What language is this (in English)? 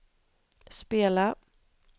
Swedish